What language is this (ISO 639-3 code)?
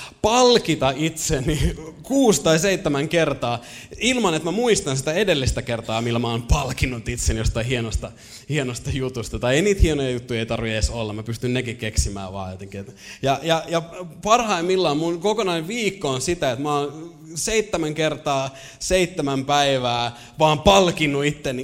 fin